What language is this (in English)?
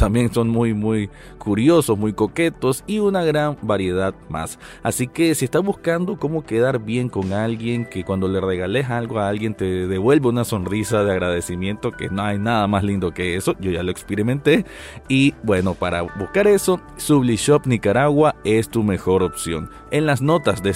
Spanish